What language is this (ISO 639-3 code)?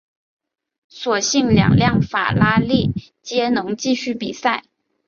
zho